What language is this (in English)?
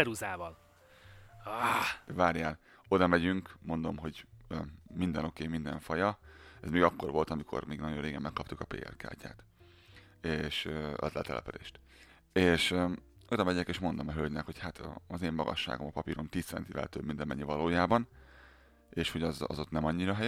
Hungarian